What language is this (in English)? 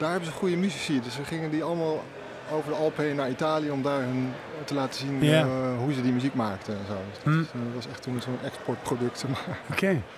Dutch